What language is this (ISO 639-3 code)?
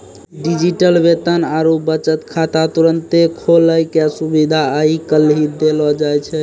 mai